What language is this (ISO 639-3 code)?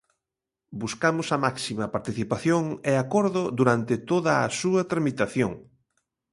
glg